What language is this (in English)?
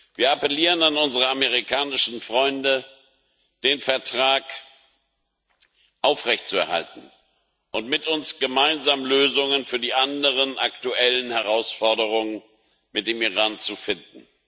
German